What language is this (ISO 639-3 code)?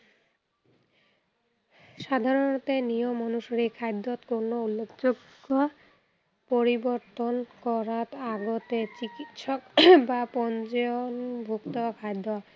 asm